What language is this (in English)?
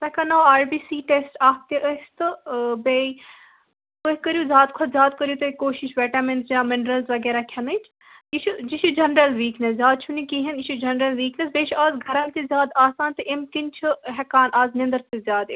Kashmiri